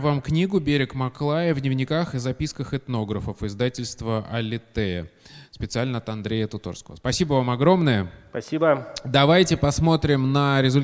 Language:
Russian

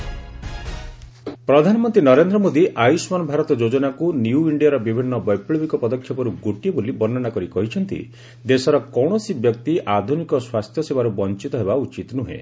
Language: Odia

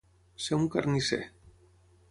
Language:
Catalan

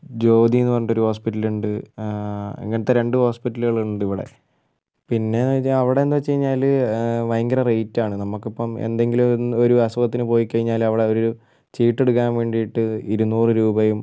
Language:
Malayalam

